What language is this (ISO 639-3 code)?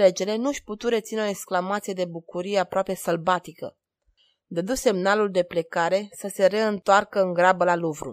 ron